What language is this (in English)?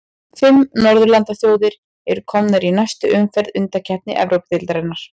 Icelandic